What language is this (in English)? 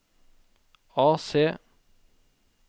Norwegian